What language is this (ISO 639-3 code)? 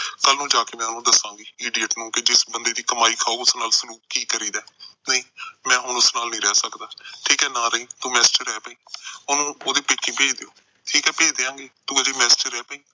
pan